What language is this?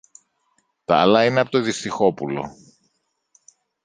Greek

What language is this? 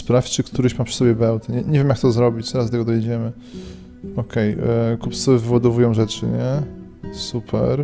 Polish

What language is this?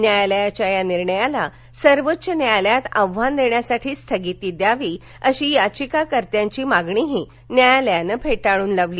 Marathi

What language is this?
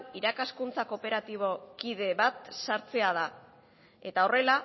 Basque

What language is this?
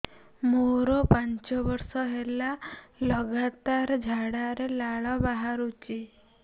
Odia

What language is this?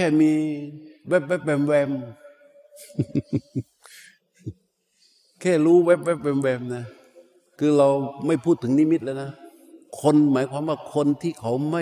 Thai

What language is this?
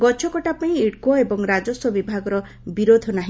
Odia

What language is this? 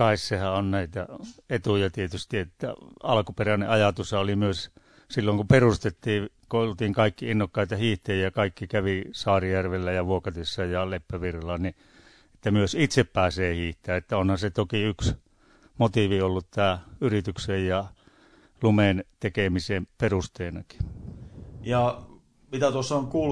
Finnish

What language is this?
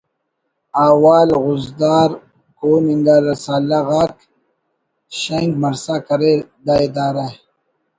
Brahui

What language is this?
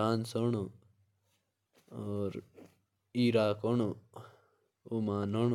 Jaunsari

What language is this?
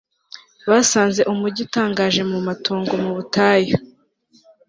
Kinyarwanda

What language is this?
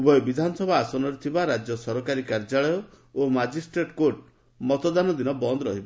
Odia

